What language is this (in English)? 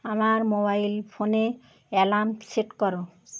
Bangla